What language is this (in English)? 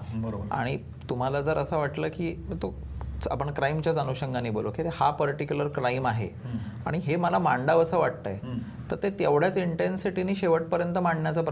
Marathi